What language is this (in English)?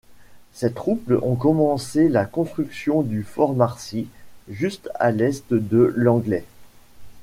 French